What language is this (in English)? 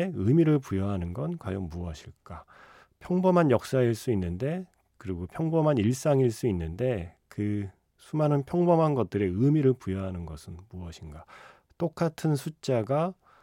Korean